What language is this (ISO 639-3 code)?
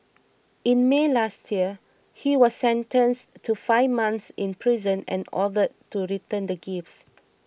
eng